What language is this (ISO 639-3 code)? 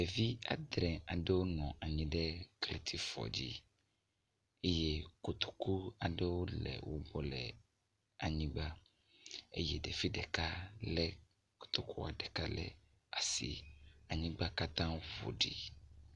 ewe